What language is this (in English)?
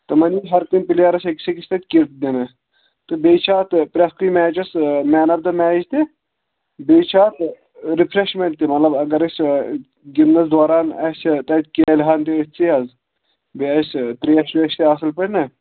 Kashmiri